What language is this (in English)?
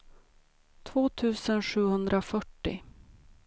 Swedish